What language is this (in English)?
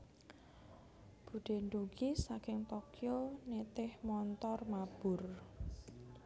Javanese